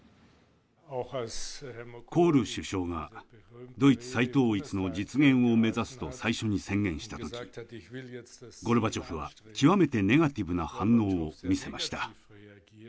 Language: Japanese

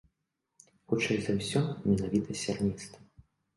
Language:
Belarusian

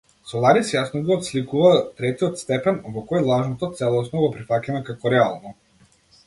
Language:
Macedonian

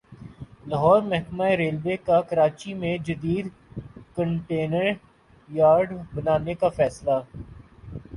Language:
Urdu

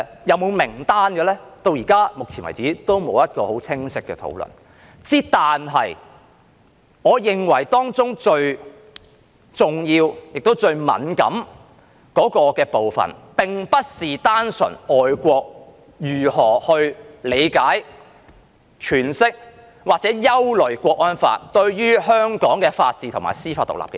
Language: Cantonese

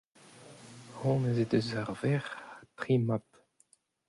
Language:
Breton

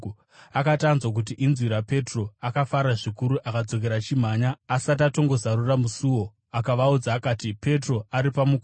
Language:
Shona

